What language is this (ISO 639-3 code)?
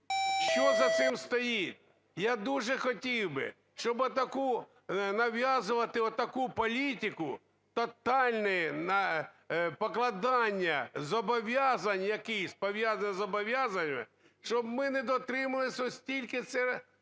ukr